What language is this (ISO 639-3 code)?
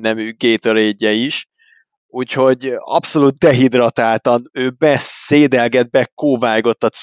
hun